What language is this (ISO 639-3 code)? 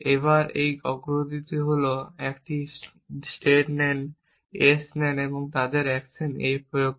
ben